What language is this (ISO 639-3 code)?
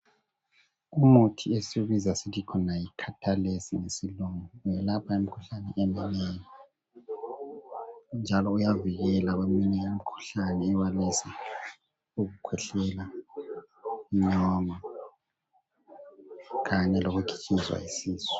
nde